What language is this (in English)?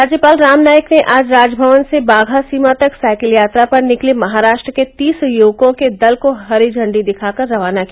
Hindi